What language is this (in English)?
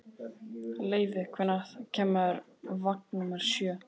Icelandic